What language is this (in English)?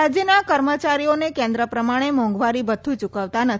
Gujarati